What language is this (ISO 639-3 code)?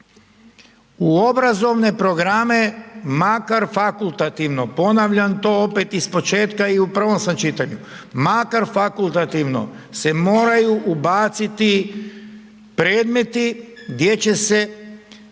hrv